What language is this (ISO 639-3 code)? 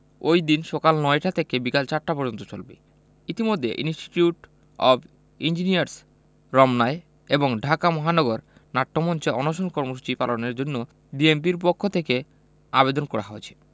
ben